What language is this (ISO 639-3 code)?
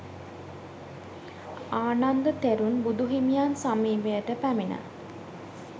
sin